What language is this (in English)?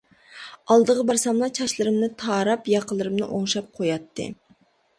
Uyghur